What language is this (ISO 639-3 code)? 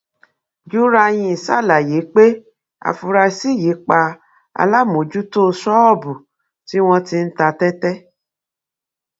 yor